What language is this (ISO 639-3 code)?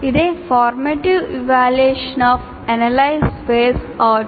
tel